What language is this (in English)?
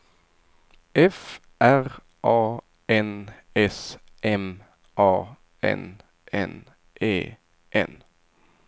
Swedish